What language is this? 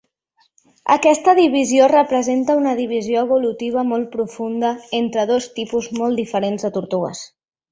Catalan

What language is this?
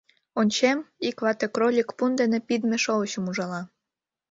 Mari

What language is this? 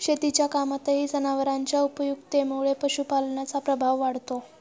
Marathi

